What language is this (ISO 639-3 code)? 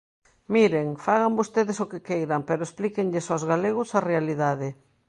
glg